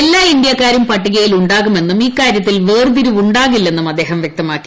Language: Malayalam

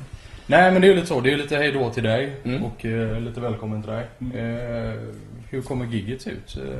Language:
Swedish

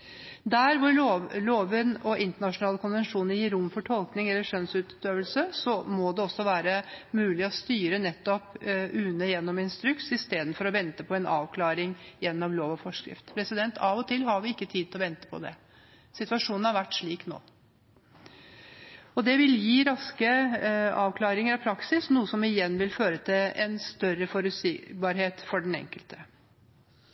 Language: Norwegian Bokmål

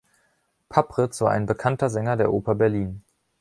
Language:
German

